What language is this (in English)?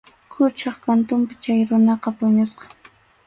Arequipa-La Unión Quechua